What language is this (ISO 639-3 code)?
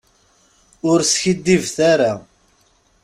kab